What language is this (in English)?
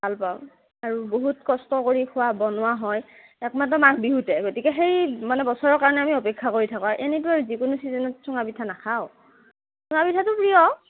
Assamese